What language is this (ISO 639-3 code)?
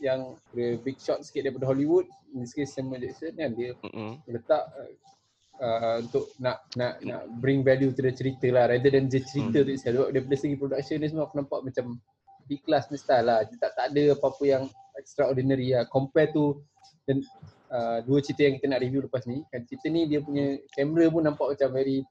msa